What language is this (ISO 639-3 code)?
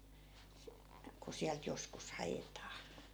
fin